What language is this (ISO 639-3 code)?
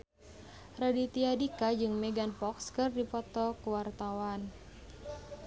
sun